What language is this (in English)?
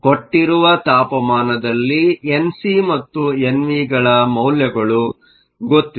Kannada